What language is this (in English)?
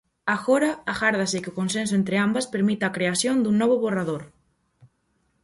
Galician